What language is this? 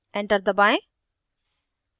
Hindi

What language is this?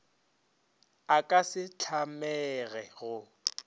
Northern Sotho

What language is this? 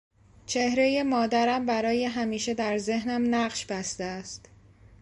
Persian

